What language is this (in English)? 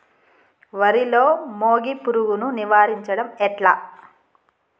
Telugu